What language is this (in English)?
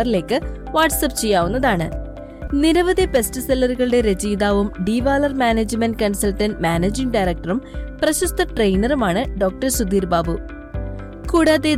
Malayalam